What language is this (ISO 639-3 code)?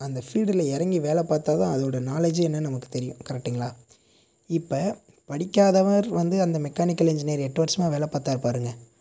tam